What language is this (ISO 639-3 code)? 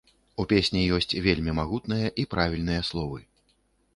bel